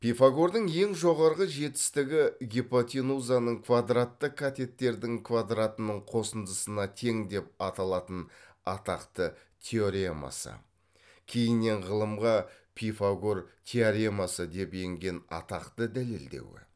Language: Kazakh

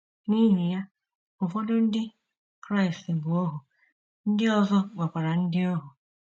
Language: Igbo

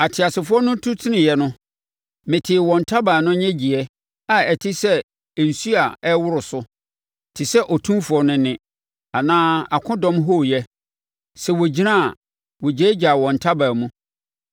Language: Akan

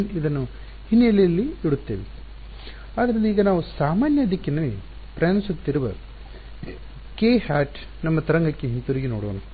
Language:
Kannada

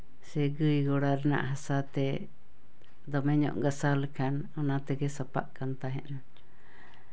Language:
Santali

